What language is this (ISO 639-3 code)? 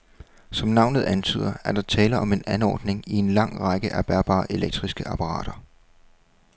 dan